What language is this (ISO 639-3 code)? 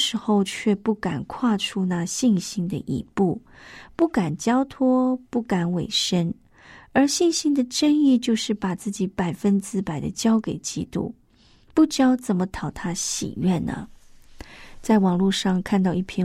zho